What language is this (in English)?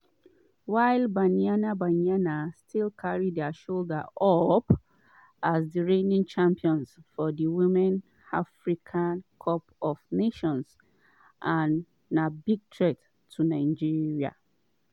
Nigerian Pidgin